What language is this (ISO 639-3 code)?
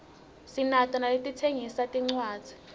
ssw